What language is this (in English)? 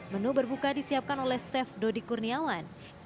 Indonesian